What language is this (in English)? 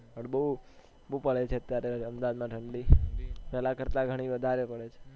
Gujarati